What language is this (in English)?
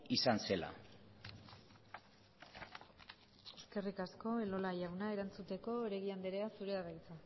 Basque